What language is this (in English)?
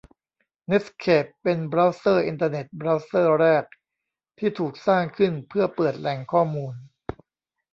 Thai